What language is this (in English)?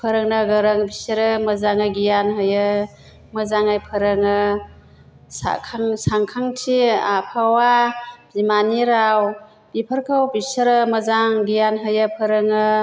Bodo